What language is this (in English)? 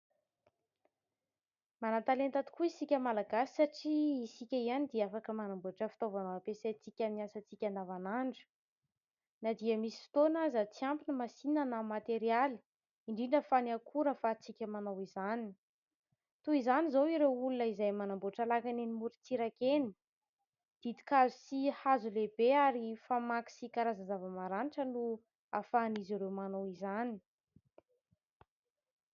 Malagasy